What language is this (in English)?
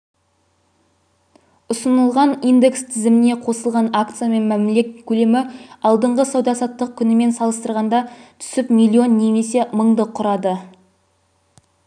Kazakh